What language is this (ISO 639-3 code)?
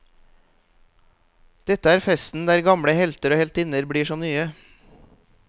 nor